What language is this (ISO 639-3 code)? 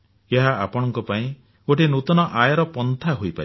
ori